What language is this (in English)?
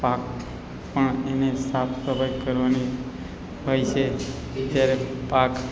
Gujarati